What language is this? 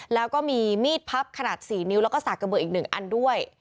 Thai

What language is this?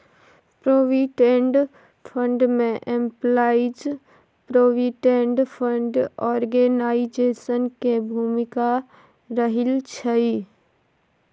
Maithili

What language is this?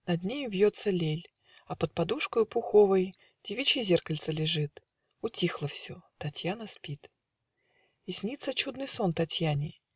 Russian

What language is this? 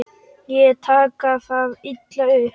Icelandic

